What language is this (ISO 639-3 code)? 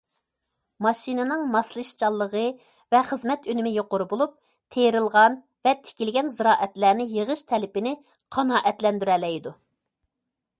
uig